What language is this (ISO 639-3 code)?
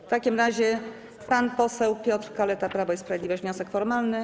pol